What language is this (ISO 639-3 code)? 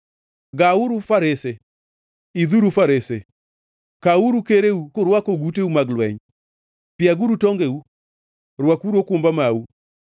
luo